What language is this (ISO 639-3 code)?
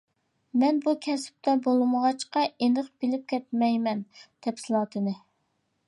uig